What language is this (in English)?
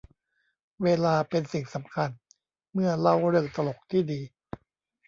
Thai